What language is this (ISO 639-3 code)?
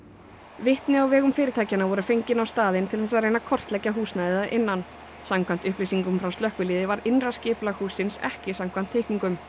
isl